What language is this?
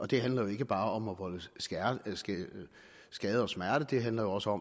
Danish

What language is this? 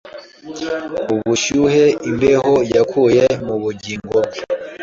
Kinyarwanda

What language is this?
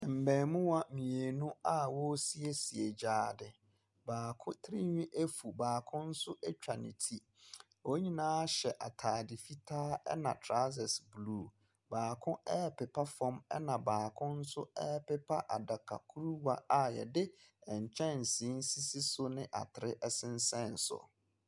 Akan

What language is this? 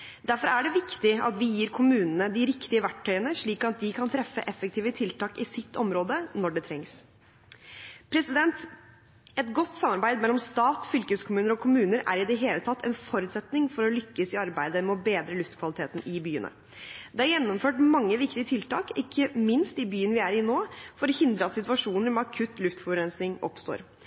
Norwegian Bokmål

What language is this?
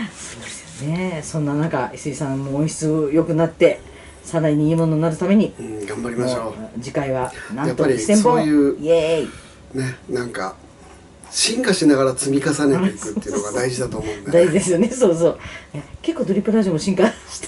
Japanese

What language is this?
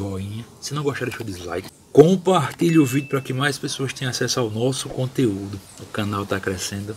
Portuguese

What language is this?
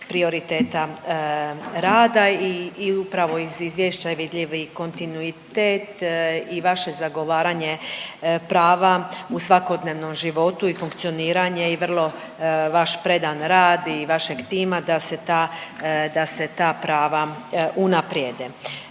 Croatian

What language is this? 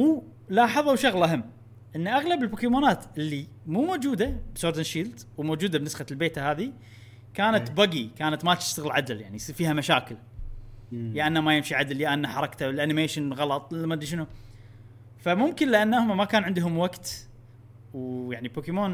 Arabic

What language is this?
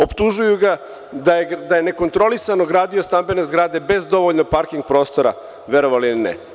Serbian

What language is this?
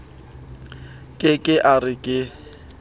Southern Sotho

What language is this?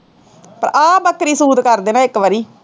Punjabi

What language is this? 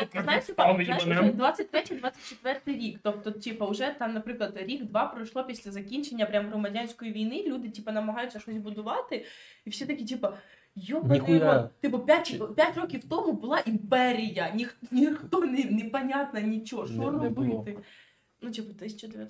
Ukrainian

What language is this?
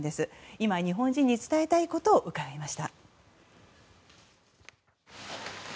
Japanese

